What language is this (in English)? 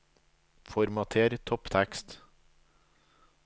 Norwegian